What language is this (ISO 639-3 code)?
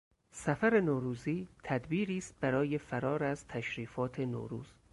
fas